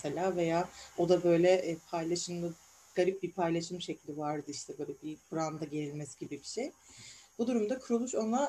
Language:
Turkish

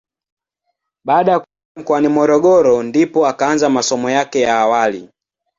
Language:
Swahili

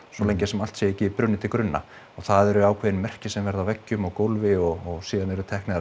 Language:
Icelandic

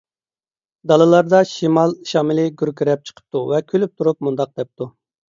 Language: Uyghur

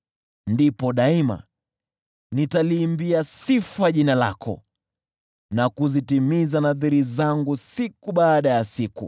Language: Swahili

